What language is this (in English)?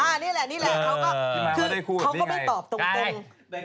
Thai